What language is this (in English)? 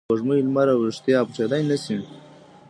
Pashto